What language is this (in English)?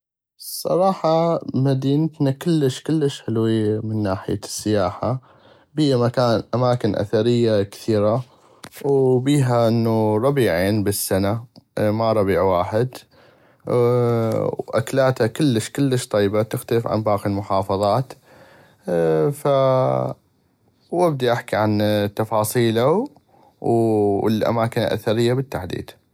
North Mesopotamian Arabic